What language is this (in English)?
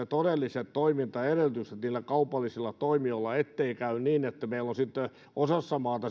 Finnish